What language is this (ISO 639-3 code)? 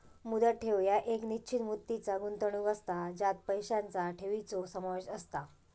mar